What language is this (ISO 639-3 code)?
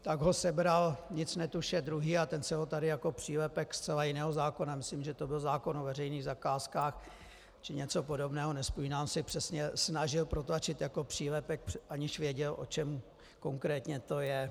ces